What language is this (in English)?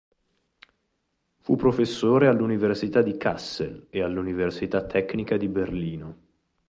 Italian